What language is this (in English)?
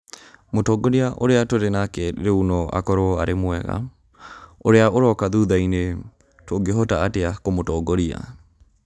Kikuyu